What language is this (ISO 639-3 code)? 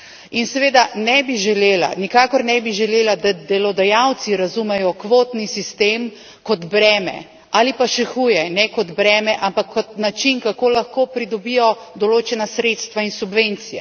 slv